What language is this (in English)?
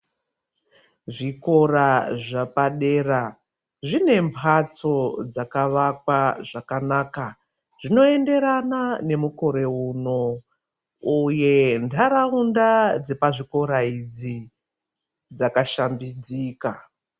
Ndau